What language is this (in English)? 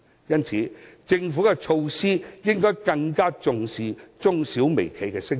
Cantonese